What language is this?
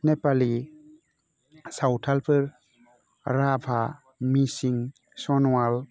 Bodo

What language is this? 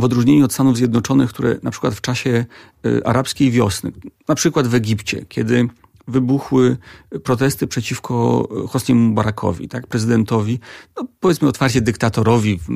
Polish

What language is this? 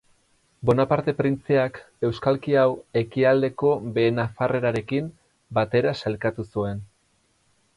Basque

